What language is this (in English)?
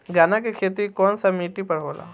Bhojpuri